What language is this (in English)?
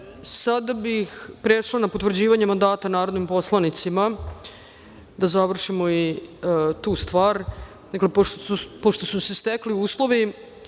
Serbian